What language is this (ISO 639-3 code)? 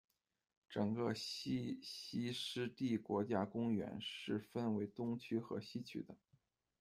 zho